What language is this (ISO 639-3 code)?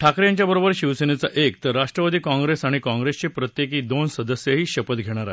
mar